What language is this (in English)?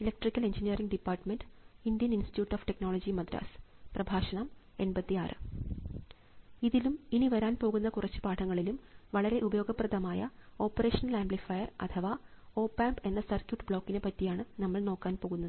Malayalam